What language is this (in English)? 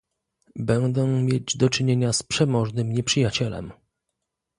Polish